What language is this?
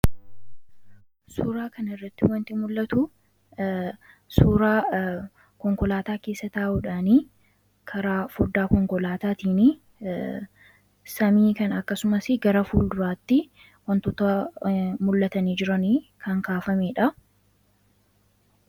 Oromo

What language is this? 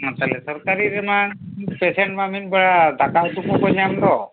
Santali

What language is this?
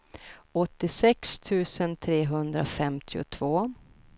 Swedish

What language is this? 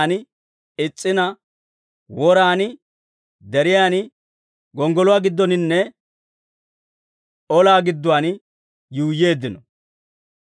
Dawro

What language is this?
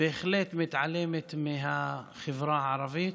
Hebrew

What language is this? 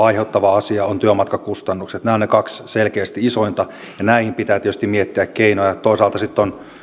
Finnish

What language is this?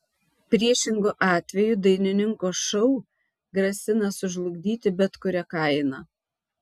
Lithuanian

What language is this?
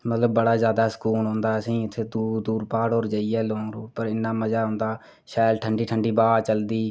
Dogri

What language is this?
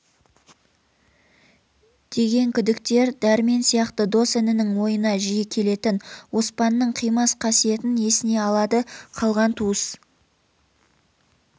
Kazakh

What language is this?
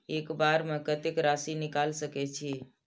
Maithili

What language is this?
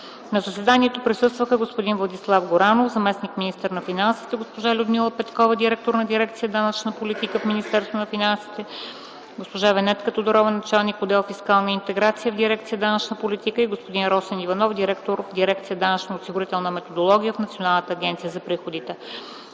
Bulgarian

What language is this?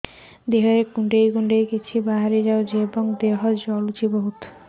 Odia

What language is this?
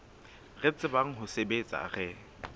Southern Sotho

